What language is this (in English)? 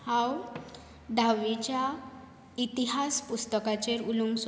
Konkani